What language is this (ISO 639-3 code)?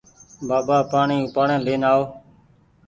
gig